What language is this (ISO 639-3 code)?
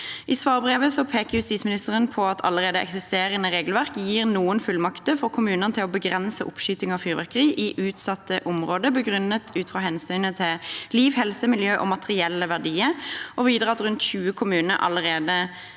nor